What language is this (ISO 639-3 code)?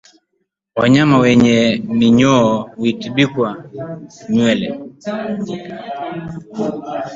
swa